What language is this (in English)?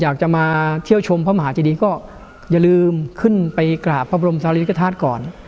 Thai